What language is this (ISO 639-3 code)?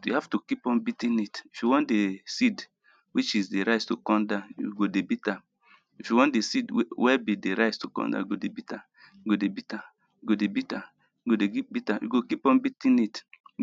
pcm